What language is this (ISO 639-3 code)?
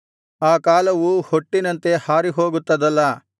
kan